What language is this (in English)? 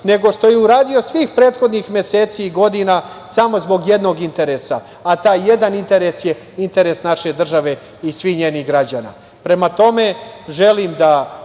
Serbian